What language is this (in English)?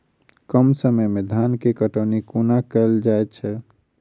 Maithili